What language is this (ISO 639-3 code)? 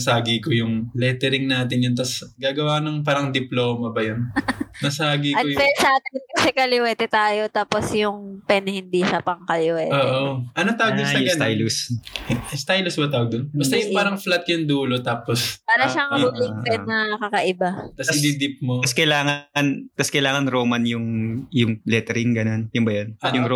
fil